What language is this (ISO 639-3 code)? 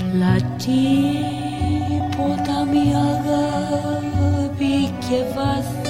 ell